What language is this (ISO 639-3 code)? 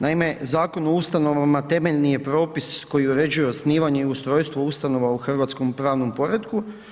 hrv